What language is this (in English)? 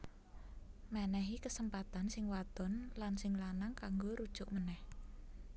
Javanese